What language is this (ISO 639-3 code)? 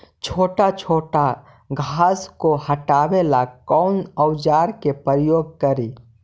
mag